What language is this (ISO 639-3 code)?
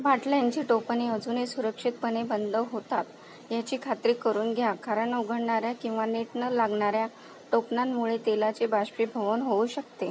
mar